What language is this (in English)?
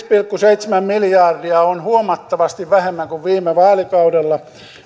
Finnish